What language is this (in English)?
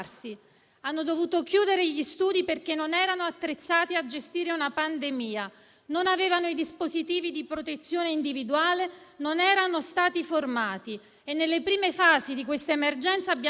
Italian